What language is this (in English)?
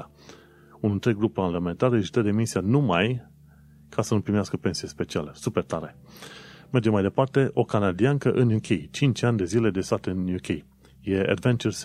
Romanian